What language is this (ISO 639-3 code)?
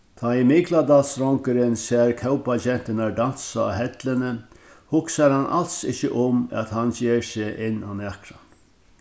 fao